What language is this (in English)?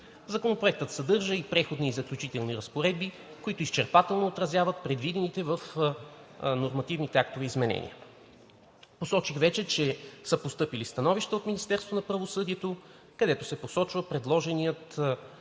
Bulgarian